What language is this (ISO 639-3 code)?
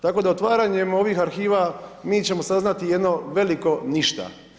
hrv